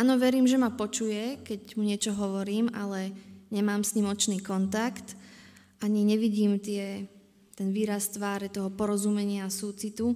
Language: Slovak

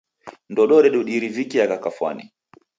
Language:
Taita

